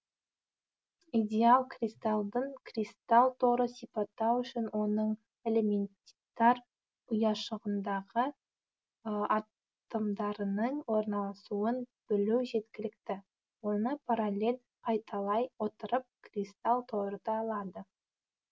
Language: Kazakh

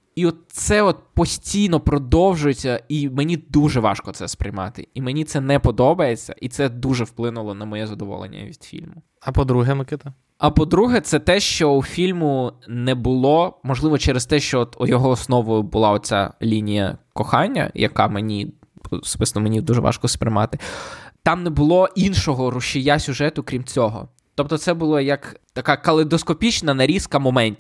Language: Ukrainian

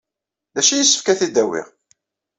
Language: Kabyle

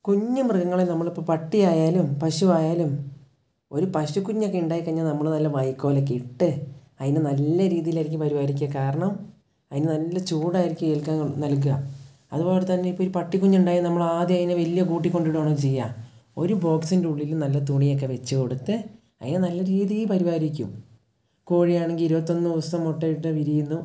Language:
Malayalam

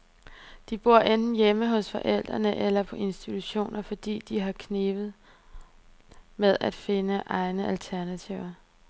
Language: Danish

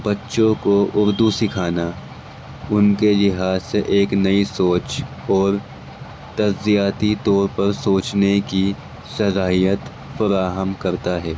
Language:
Urdu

